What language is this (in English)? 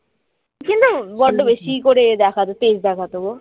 Bangla